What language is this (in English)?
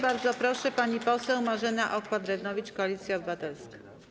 Polish